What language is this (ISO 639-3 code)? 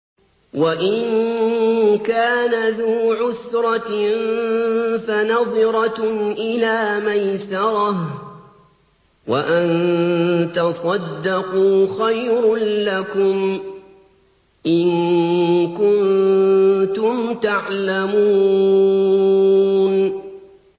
ara